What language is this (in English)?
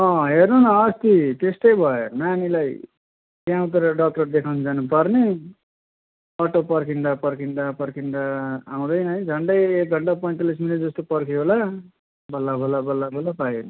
Nepali